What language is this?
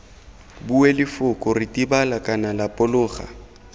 Tswana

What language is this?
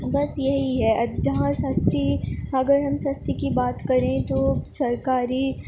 Urdu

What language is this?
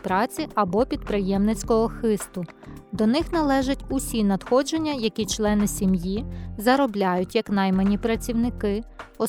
Ukrainian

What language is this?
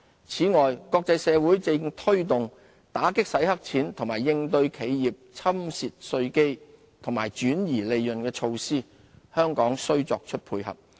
Cantonese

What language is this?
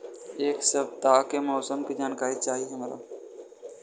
Bhojpuri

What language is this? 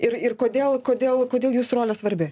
Lithuanian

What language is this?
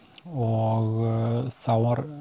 Icelandic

